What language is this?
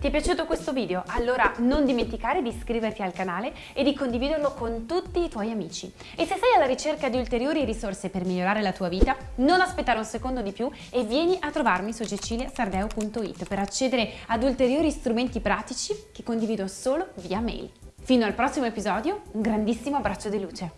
Italian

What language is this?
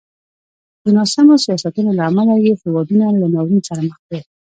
Pashto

